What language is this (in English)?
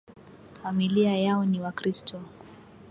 Swahili